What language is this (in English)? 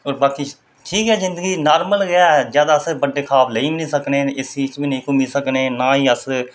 Dogri